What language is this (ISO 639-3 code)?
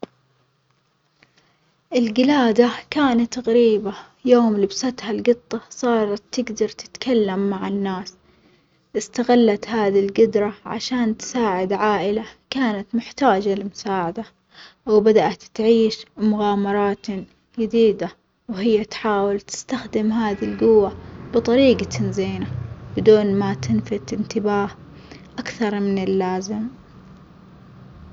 acx